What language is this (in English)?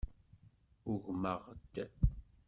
Kabyle